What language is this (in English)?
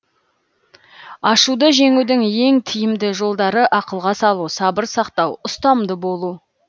Kazakh